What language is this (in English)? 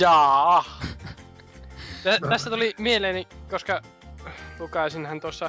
Finnish